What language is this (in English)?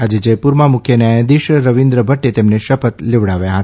Gujarati